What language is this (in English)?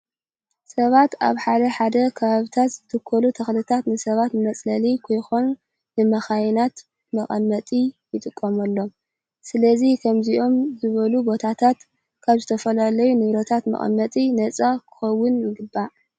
Tigrinya